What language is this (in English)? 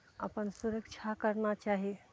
Maithili